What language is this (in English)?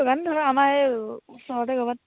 Assamese